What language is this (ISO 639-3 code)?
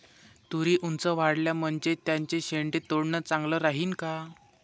mar